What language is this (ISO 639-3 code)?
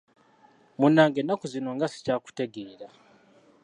lug